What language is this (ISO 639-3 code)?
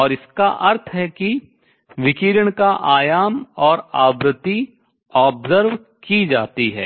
hin